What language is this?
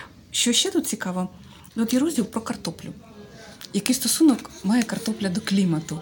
Ukrainian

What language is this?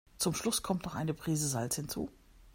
German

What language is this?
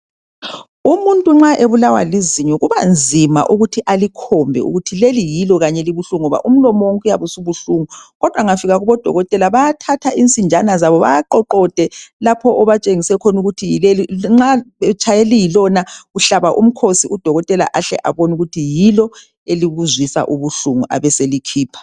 North Ndebele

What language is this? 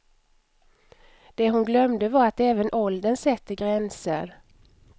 Swedish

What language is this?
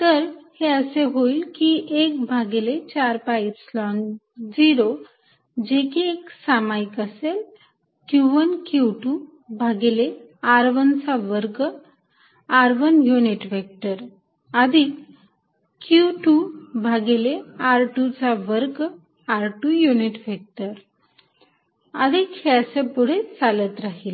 Marathi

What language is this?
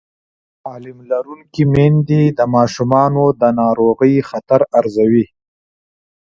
Pashto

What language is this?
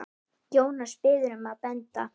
Icelandic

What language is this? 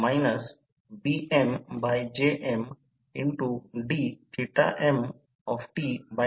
Marathi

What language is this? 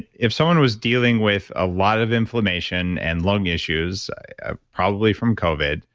English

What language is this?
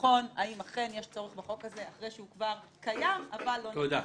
Hebrew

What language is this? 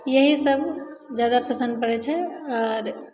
Maithili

